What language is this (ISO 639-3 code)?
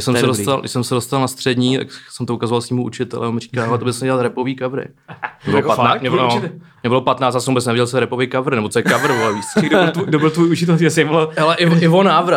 ces